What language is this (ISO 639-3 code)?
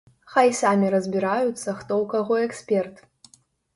bel